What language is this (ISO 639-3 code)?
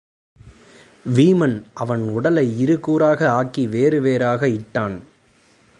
tam